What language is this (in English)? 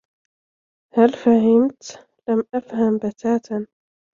Arabic